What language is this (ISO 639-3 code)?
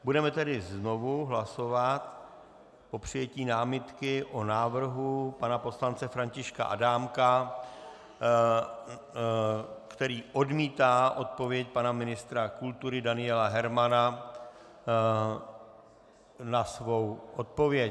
ces